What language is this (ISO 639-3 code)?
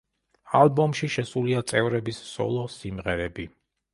kat